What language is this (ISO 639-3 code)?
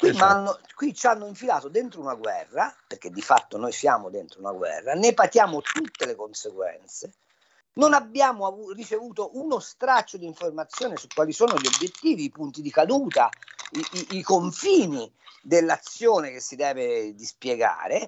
ita